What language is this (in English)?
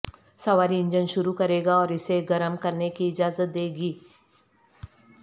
Urdu